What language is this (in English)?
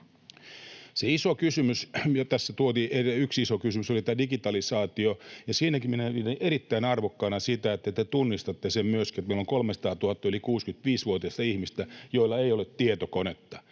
Finnish